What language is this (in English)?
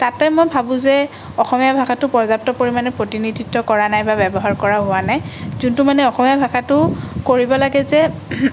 Assamese